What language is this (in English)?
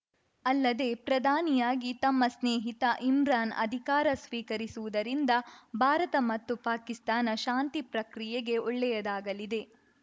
Kannada